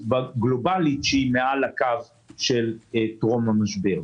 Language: Hebrew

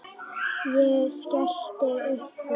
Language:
Icelandic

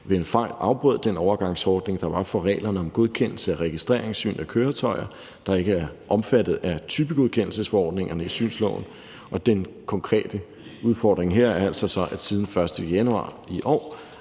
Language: Danish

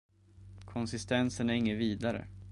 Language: Swedish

